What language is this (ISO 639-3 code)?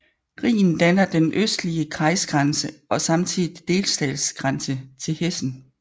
dan